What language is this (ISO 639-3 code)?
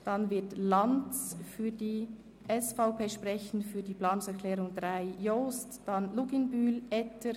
gsw